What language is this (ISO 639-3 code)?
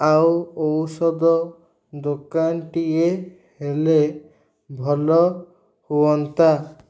ori